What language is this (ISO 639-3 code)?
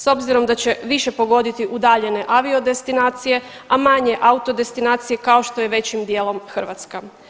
hrv